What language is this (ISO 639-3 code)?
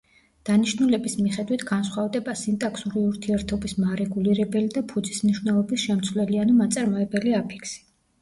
kat